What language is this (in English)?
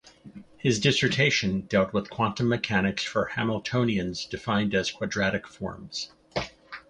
English